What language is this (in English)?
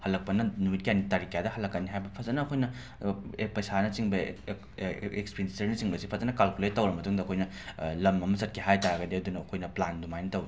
Manipuri